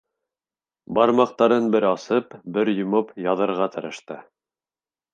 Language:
Bashkir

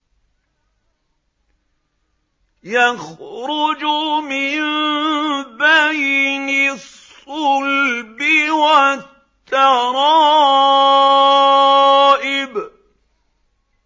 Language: Arabic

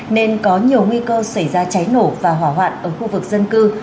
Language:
Vietnamese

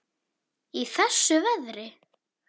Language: Icelandic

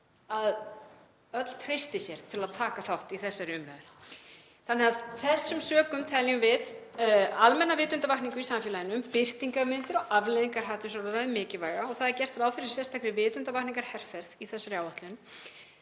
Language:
Icelandic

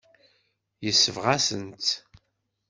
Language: Kabyle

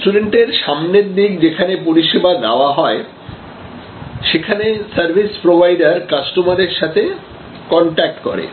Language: Bangla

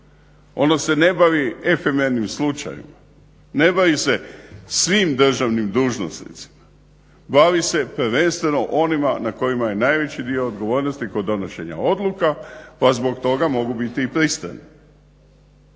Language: Croatian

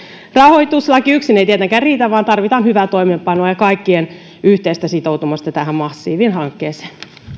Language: Finnish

